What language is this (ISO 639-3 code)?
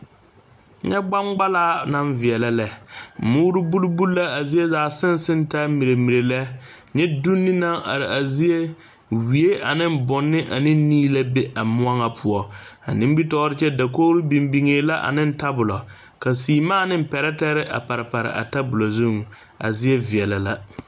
dga